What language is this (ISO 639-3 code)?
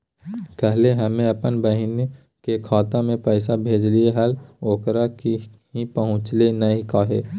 mag